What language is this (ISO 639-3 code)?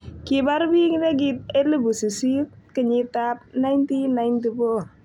kln